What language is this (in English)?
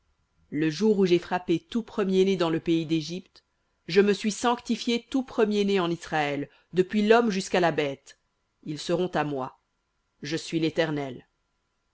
French